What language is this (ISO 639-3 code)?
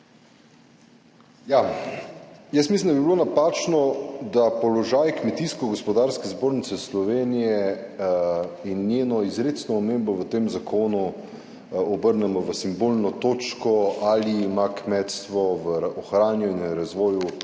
slv